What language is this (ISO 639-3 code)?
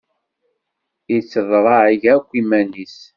kab